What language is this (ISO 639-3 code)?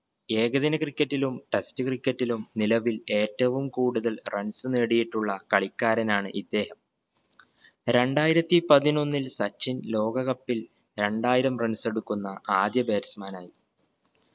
mal